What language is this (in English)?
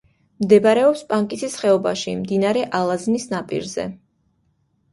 Georgian